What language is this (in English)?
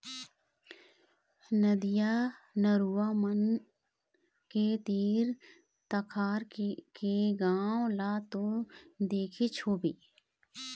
Chhattisgarhi